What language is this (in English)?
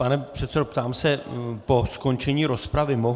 Czech